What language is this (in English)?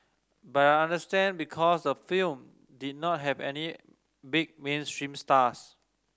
English